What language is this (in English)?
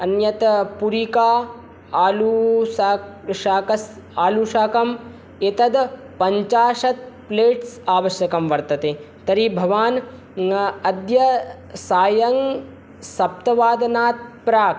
Sanskrit